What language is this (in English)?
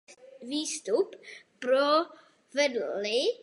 Czech